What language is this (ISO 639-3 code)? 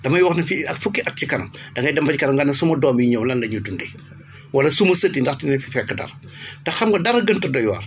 wol